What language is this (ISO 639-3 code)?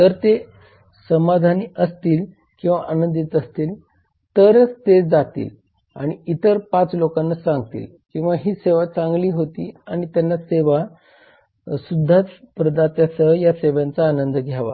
mar